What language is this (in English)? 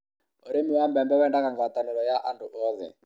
Kikuyu